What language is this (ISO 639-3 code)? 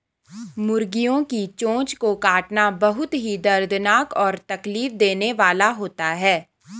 hin